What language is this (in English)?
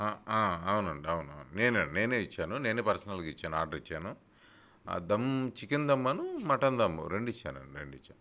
Telugu